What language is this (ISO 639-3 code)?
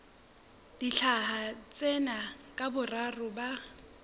sot